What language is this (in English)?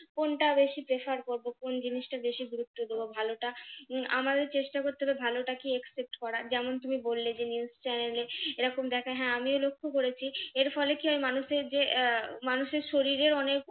Bangla